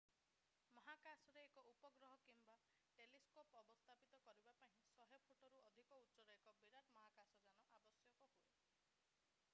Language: Odia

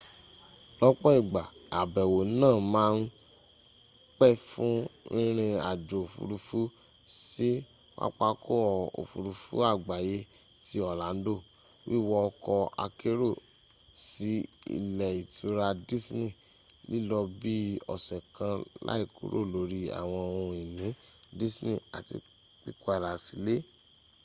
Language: Yoruba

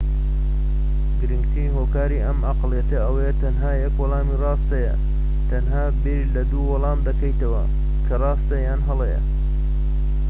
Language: Central Kurdish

